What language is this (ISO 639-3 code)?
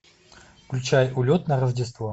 rus